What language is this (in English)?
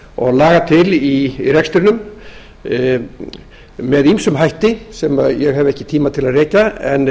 Icelandic